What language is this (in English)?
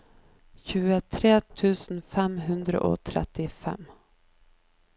Norwegian